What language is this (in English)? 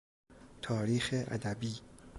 Persian